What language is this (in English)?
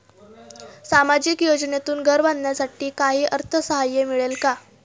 Marathi